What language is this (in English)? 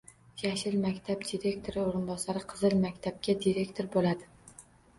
Uzbek